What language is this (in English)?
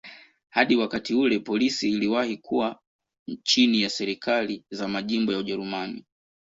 Swahili